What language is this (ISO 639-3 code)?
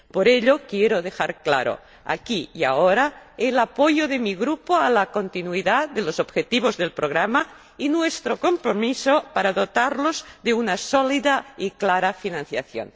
spa